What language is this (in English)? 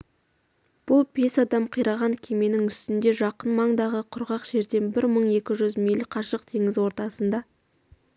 Kazakh